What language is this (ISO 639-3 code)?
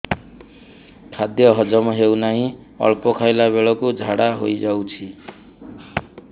ori